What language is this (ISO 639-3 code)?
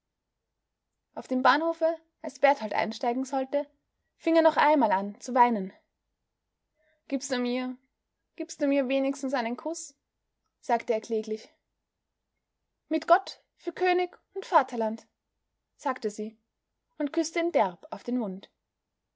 deu